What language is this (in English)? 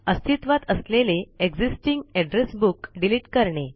Marathi